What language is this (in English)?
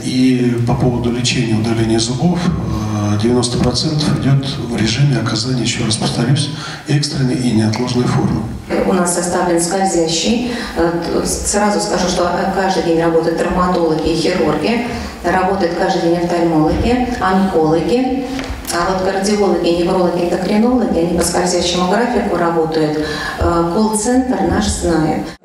Russian